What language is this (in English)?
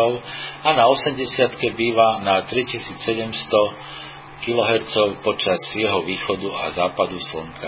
Slovak